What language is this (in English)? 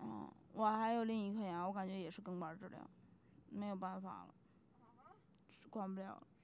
Chinese